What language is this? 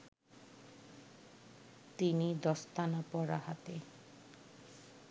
Bangla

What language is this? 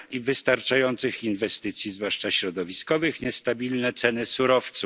Polish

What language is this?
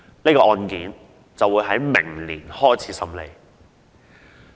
Cantonese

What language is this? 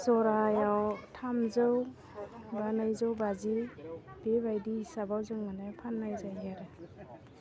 Bodo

